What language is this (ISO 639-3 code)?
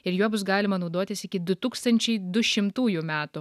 lit